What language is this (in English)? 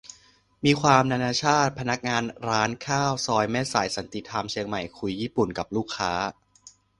Thai